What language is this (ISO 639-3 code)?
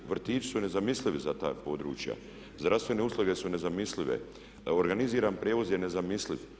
hrv